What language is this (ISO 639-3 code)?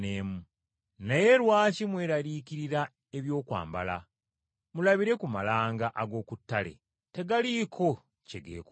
lug